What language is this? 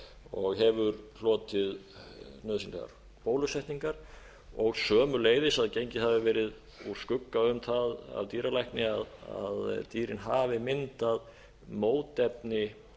Icelandic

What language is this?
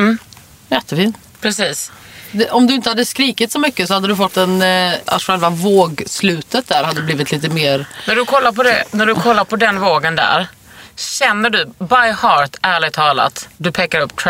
Swedish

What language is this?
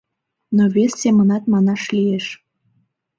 Mari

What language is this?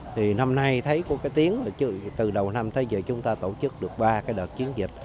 Vietnamese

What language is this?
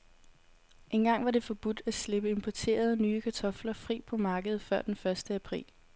Danish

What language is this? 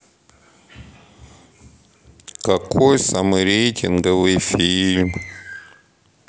Russian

